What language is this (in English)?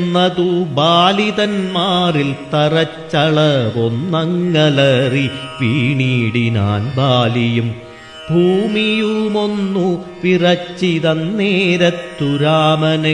Malayalam